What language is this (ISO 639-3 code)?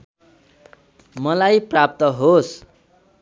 nep